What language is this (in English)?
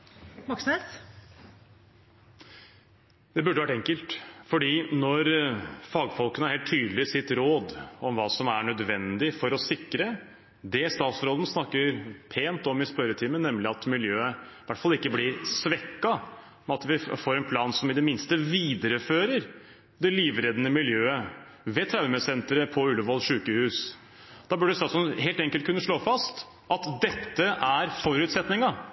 Norwegian